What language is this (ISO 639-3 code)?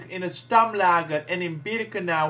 nld